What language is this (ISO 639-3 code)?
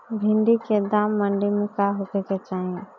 bho